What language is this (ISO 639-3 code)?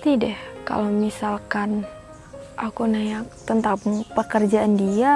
ind